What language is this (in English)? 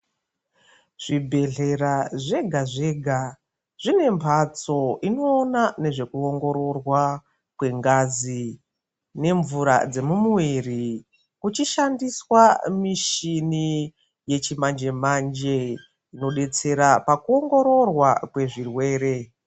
Ndau